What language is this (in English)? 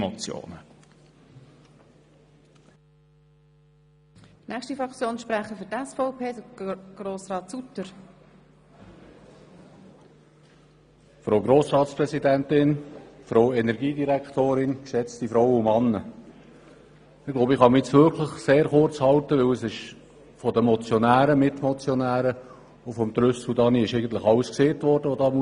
Swiss German